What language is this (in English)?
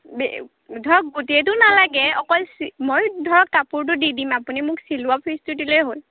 Assamese